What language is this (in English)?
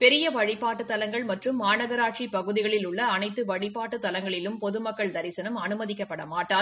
Tamil